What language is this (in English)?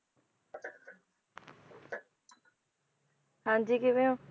Punjabi